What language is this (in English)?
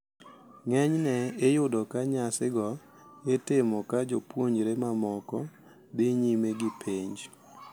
Luo (Kenya and Tanzania)